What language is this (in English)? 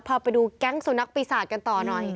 Thai